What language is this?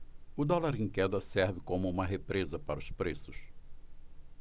Portuguese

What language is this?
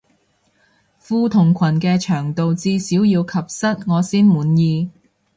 Cantonese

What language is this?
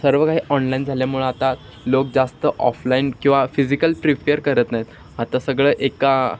Marathi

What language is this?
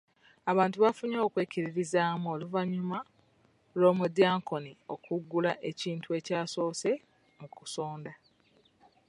Ganda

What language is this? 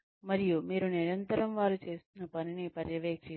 Telugu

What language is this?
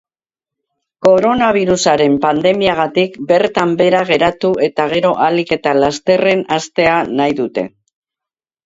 Basque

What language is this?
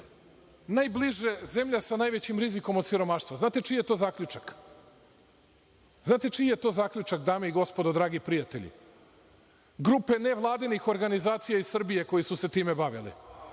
Serbian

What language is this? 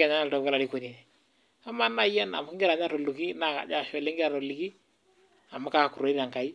Masai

